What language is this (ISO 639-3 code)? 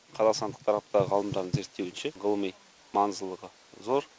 kaz